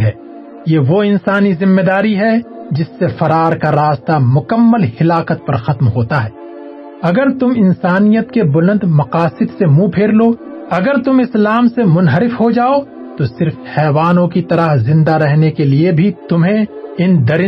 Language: Urdu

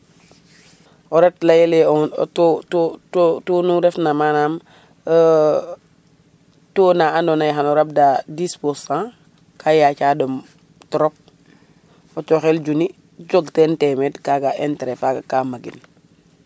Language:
Serer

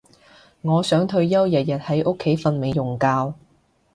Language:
Cantonese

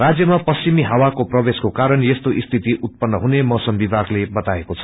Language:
Nepali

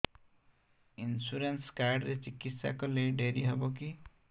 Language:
Odia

